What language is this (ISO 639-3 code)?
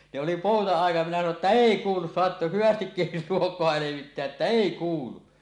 fin